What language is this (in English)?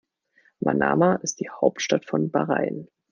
German